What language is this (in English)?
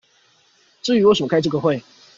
Chinese